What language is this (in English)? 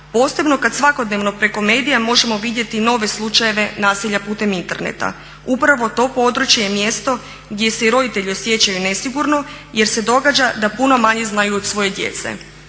Croatian